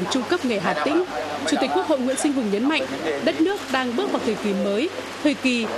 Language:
Vietnamese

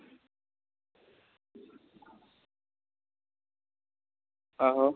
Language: Dogri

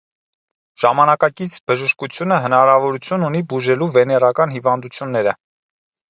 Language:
Armenian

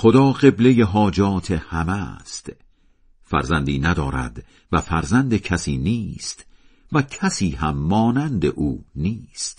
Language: Persian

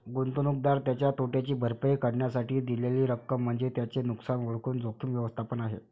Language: Marathi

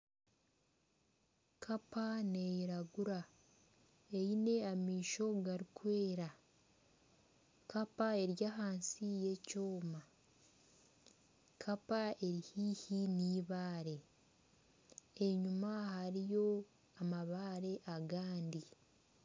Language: Nyankole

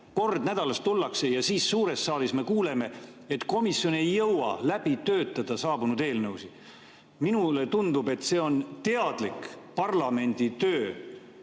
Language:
Estonian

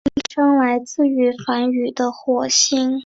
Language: Chinese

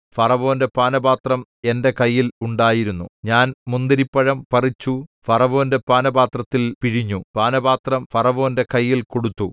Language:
Malayalam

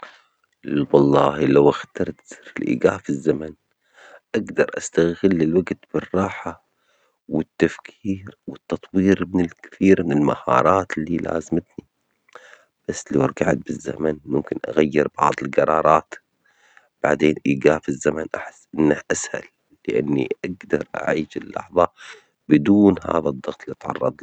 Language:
Omani Arabic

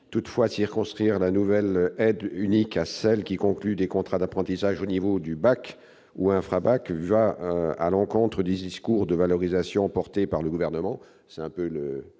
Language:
French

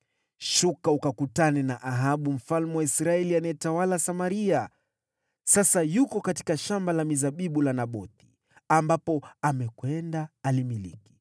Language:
Swahili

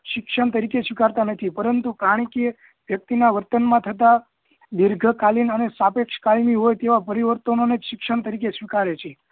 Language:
Gujarati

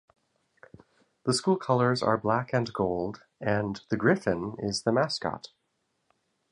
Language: English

